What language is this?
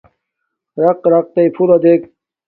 Domaaki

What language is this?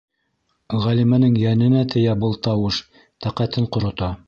Bashkir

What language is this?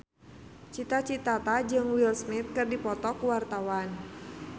Sundanese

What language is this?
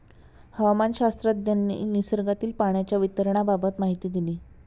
Marathi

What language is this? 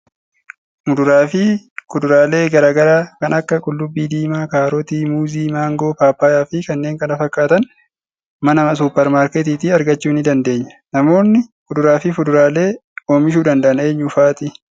Oromo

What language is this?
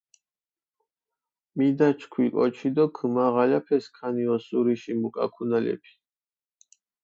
Mingrelian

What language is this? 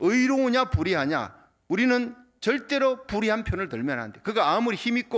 Korean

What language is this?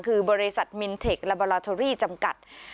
Thai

